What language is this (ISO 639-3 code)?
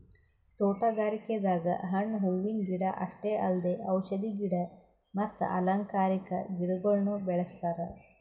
kan